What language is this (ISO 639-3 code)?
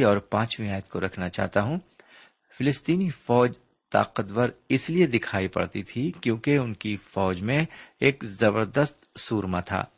urd